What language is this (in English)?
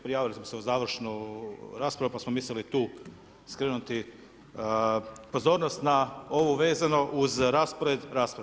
Croatian